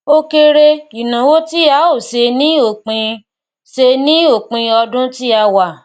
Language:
Yoruba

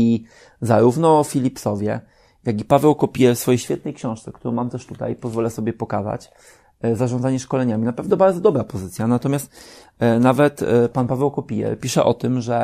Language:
Polish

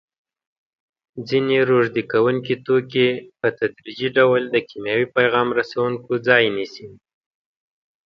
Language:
Pashto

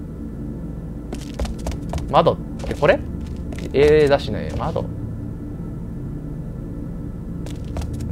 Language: Japanese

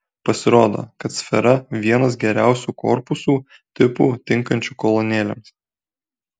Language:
Lithuanian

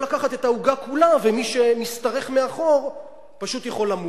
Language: Hebrew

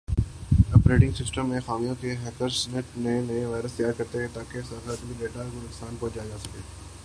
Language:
Urdu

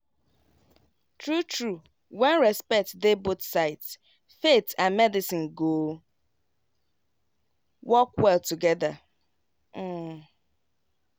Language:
Nigerian Pidgin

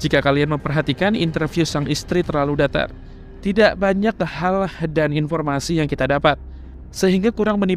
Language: Indonesian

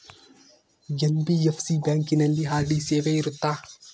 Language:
Kannada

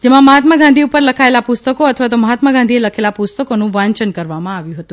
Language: Gujarati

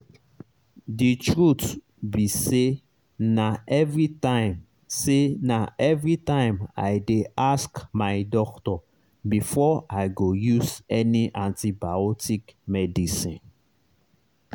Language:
Nigerian Pidgin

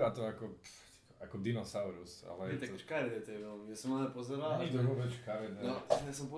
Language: Slovak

